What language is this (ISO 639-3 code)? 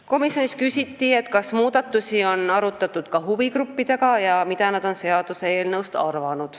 est